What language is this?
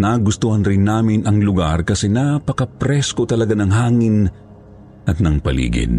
Filipino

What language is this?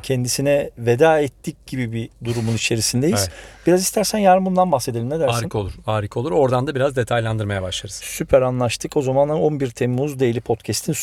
Turkish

